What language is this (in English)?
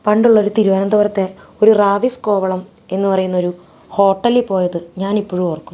Malayalam